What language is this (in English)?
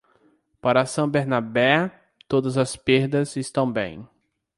Portuguese